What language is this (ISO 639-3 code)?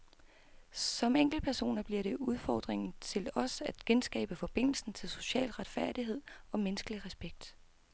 dan